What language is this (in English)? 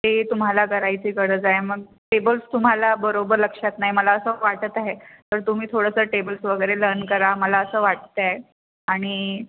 Marathi